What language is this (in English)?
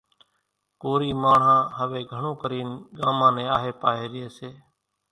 Kachi Koli